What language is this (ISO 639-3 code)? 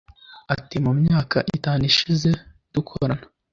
kin